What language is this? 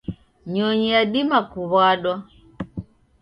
Taita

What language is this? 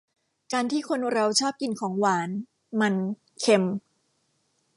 Thai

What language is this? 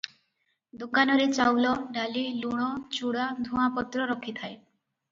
Odia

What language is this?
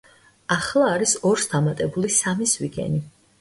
Georgian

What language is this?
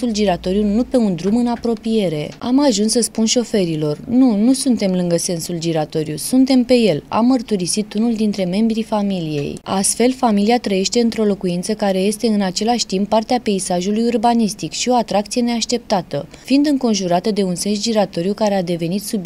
Romanian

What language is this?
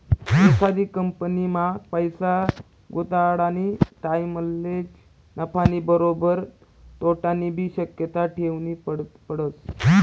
Marathi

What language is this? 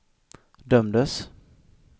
Swedish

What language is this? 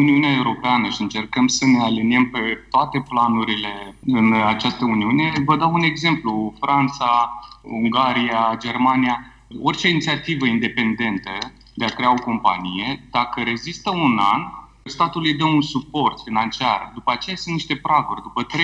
Romanian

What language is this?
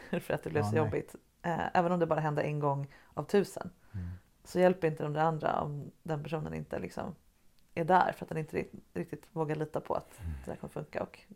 Swedish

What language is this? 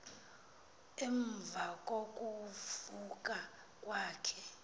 Xhosa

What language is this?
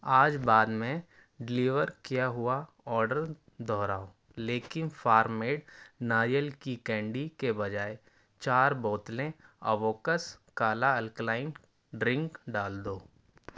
Urdu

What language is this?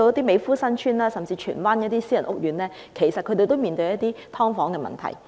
Cantonese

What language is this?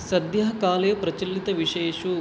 Sanskrit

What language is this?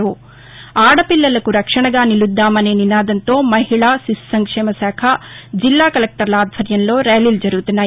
Telugu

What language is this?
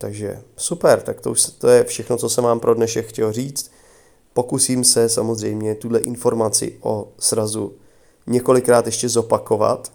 Czech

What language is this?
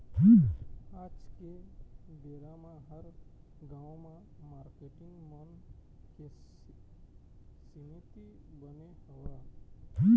Chhattisgarhi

